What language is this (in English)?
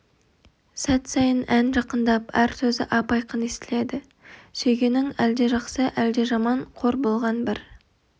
Kazakh